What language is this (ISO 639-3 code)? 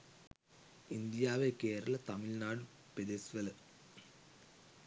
sin